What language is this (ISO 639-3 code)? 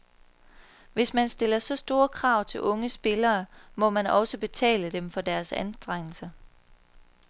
dan